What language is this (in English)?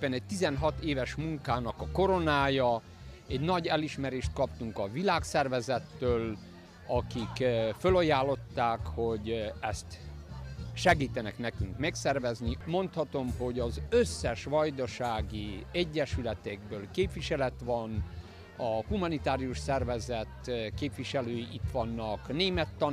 Hungarian